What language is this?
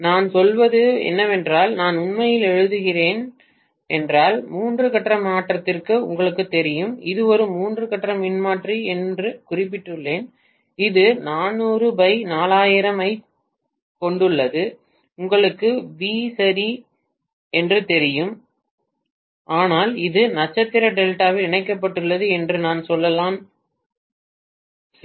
Tamil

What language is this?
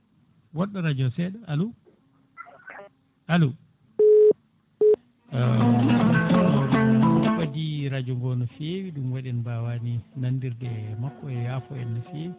Fula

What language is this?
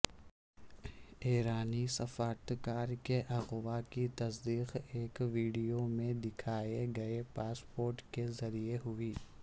Urdu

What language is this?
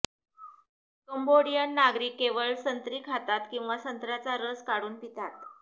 Marathi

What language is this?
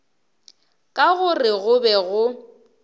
Northern Sotho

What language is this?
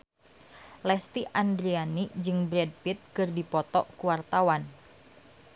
Sundanese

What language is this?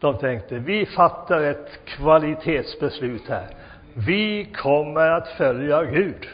Swedish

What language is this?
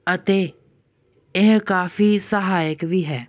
Punjabi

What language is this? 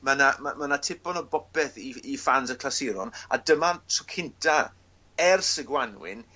Welsh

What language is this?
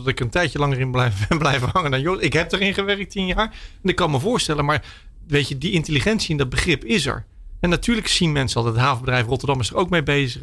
Dutch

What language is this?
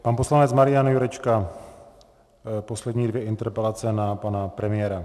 Czech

